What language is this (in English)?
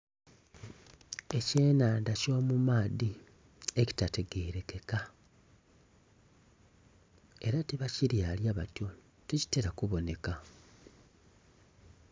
Soga